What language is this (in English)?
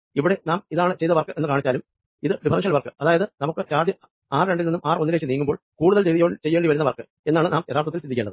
Malayalam